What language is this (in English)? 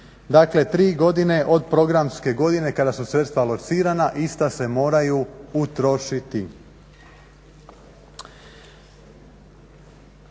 Croatian